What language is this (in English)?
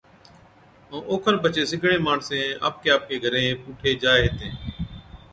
Od